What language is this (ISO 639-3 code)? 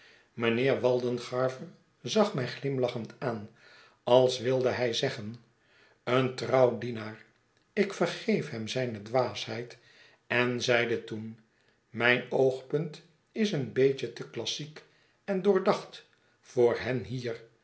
nld